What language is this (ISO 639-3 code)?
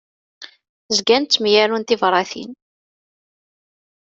kab